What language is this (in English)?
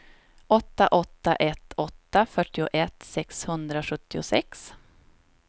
Swedish